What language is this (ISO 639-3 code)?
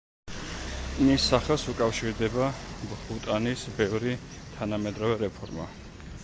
kat